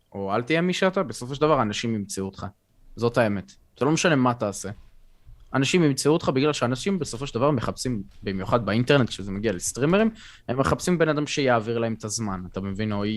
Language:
Hebrew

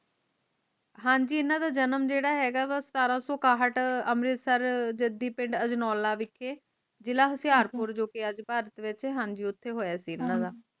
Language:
Punjabi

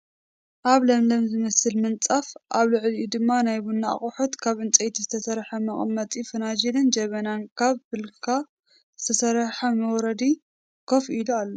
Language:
Tigrinya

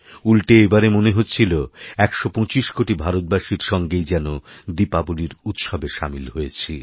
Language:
Bangla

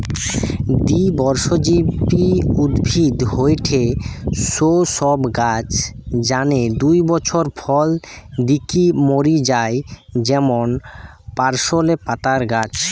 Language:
Bangla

